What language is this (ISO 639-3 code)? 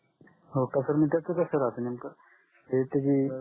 mar